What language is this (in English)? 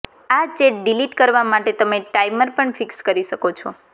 Gujarati